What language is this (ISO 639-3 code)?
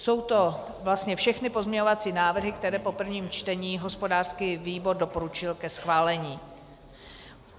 ces